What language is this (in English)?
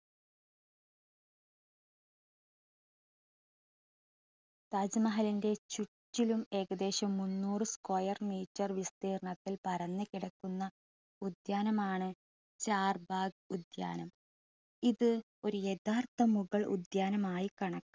Malayalam